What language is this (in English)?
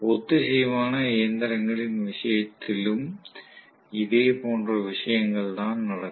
Tamil